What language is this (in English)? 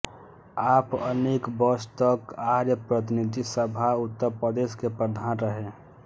Hindi